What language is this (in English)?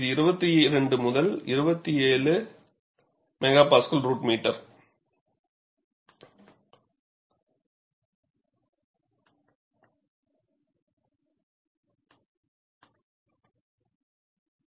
Tamil